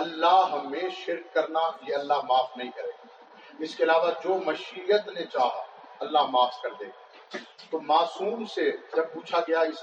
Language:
Urdu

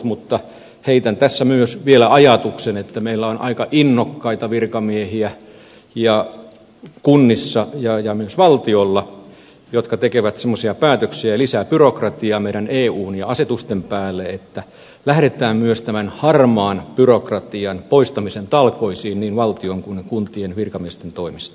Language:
Finnish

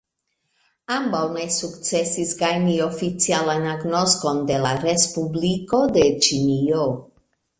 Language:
Esperanto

